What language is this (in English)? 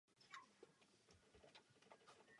Czech